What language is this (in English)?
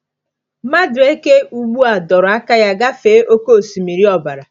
Igbo